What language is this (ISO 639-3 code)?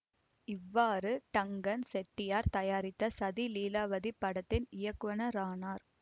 tam